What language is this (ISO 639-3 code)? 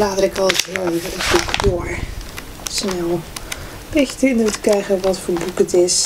nld